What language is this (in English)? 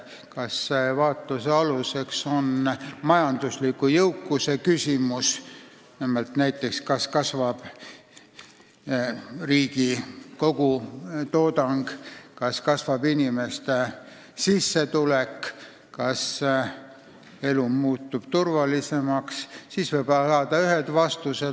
Estonian